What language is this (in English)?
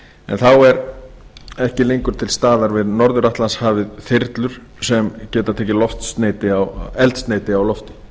Icelandic